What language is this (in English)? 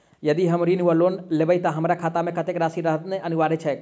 Maithili